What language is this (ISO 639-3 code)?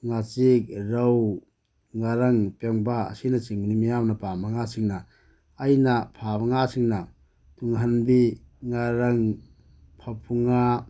mni